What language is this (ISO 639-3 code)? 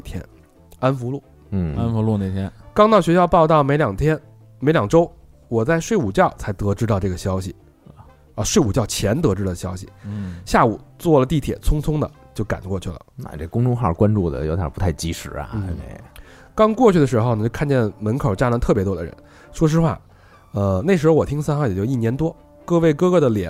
zho